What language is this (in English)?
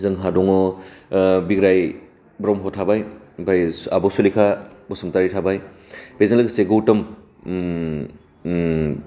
Bodo